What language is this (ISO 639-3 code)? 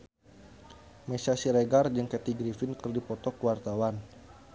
sun